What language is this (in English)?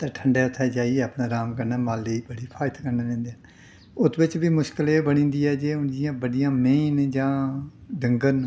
Dogri